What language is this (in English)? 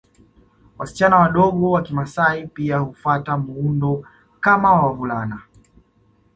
Swahili